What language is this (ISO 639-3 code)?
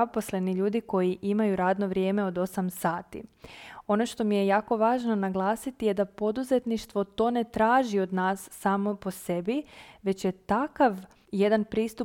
hrv